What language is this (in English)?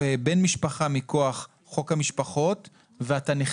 Hebrew